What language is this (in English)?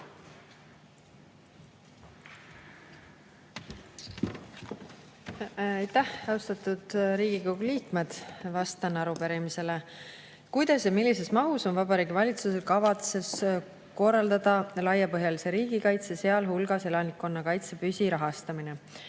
Estonian